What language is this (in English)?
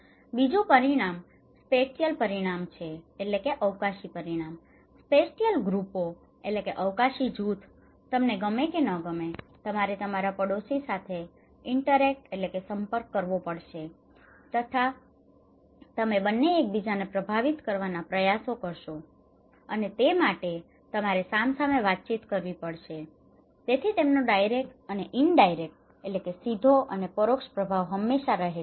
Gujarati